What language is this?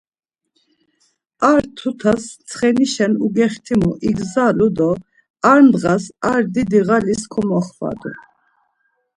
Laz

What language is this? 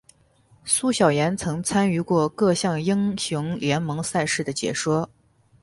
Chinese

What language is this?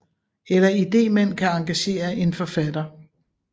Danish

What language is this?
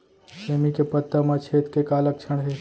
Chhattisgarhi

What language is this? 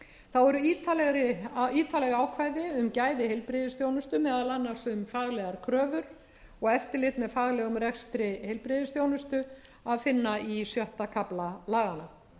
Icelandic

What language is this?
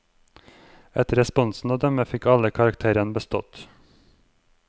Norwegian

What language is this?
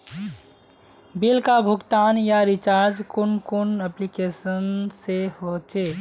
Magahi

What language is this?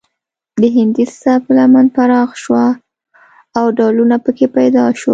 Pashto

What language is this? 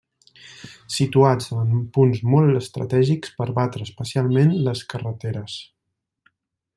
Catalan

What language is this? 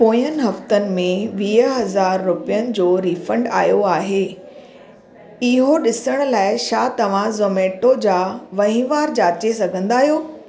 Sindhi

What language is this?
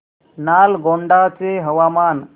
Marathi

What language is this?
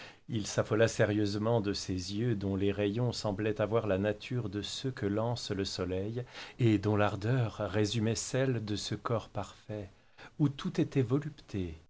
French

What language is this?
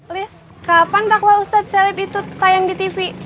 Indonesian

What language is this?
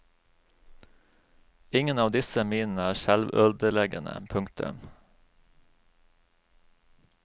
Norwegian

